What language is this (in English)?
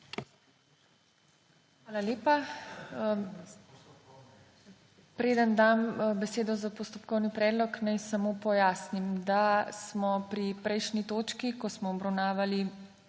Slovenian